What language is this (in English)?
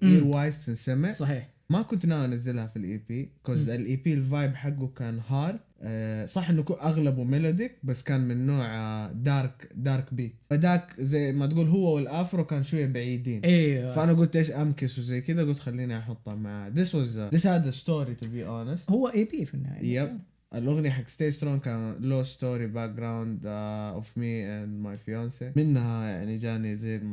Arabic